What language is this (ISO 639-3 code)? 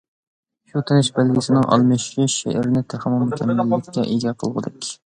uig